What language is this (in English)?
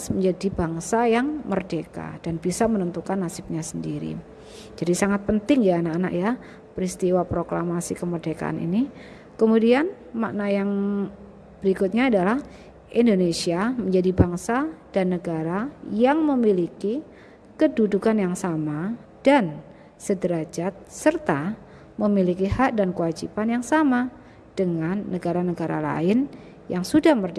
Indonesian